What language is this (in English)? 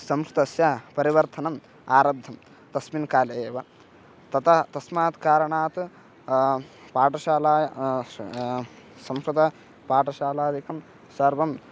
Sanskrit